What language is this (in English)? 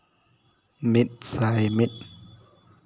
Santali